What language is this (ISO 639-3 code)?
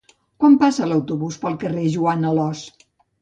cat